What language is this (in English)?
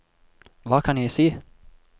Norwegian